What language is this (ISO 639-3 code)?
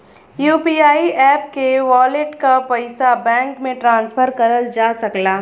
bho